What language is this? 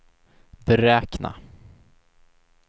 Swedish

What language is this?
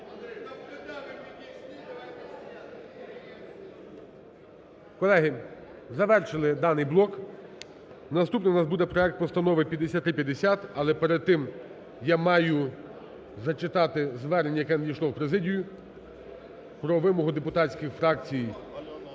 Ukrainian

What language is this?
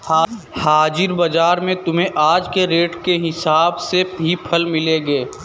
Hindi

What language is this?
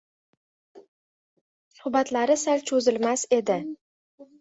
Uzbek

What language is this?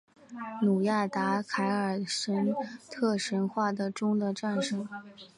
Chinese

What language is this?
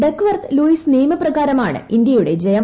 Malayalam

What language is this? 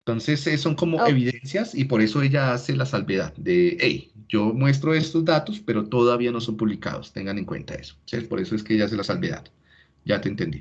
Spanish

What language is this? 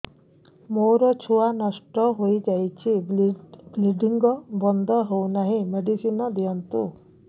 Odia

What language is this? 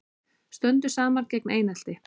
Icelandic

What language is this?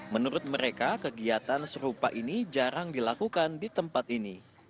Indonesian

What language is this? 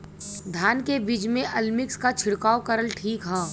Bhojpuri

